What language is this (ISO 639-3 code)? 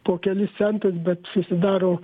lit